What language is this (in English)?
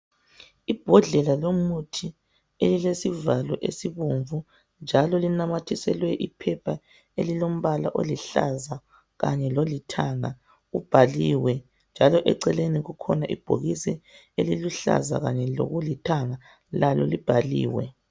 North Ndebele